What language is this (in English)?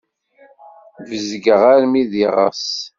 Kabyle